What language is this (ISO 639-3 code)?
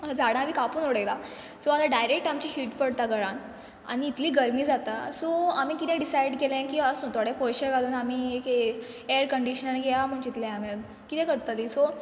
kok